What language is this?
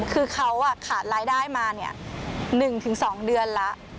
Thai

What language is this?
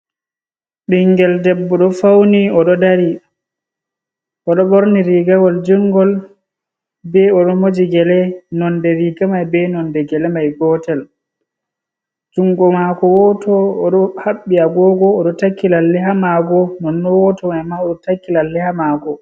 Fula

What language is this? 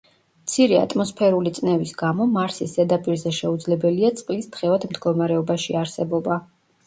Georgian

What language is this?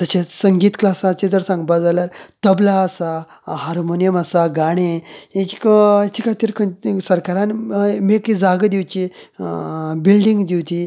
Konkani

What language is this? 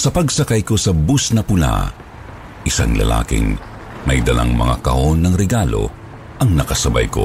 Filipino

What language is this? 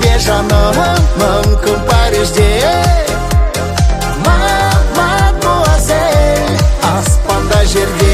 Turkish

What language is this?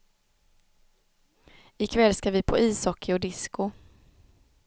Swedish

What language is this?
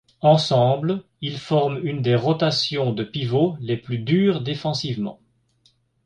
French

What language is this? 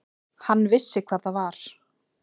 Icelandic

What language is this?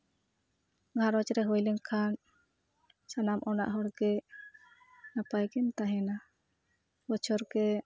Santali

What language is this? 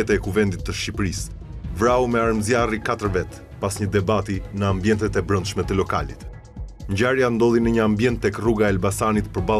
Romanian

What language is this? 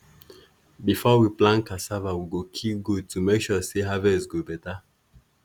Nigerian Pidgin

